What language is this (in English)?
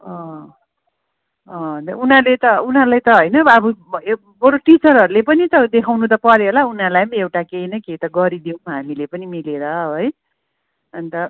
Nepali